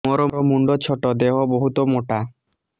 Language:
Odia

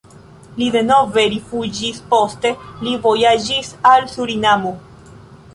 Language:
Esperanto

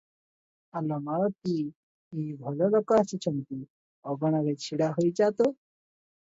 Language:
Odia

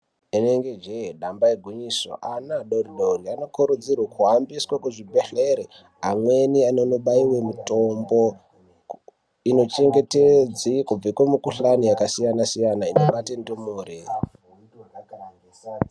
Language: Ndau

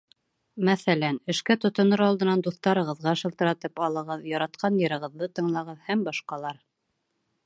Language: Bashkir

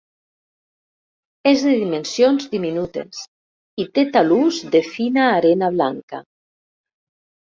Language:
Catalan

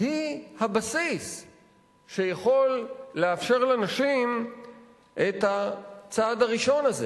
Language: Hebrew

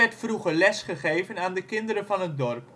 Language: Dutch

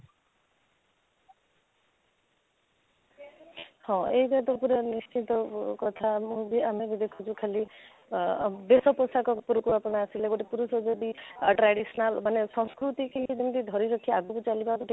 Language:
Odia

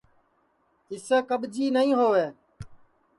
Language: Sansi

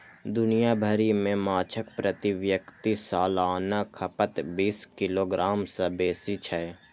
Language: Maithili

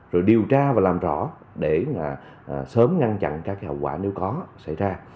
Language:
Vietnamese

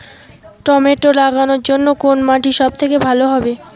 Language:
Bangla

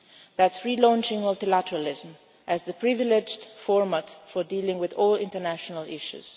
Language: English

